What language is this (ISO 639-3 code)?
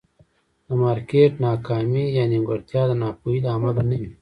pus